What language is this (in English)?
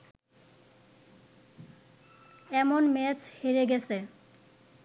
Bangla